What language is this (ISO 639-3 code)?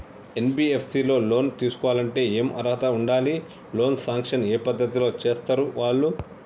tel